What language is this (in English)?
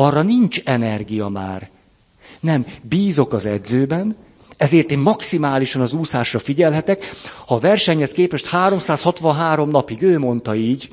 Hungarian